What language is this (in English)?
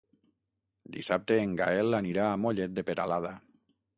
Catalan